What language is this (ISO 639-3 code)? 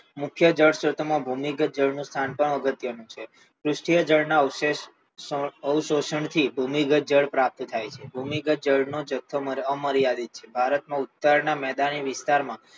guj